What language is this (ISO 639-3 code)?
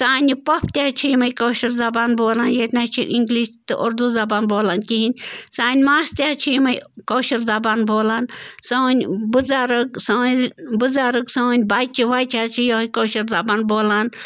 kas